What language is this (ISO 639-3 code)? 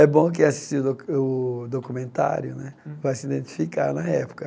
por